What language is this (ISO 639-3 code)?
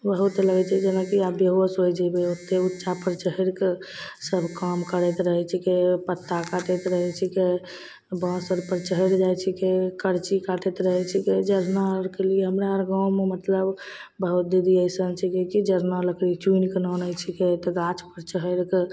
mai